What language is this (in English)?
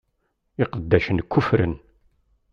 Kabyle